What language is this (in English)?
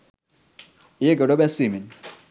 Sinhala